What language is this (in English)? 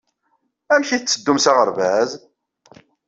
Kabyle